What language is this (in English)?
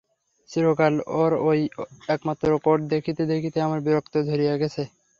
Bangla